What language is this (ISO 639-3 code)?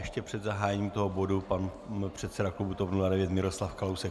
ces